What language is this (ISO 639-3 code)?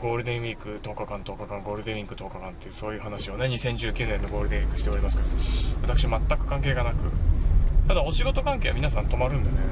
jpn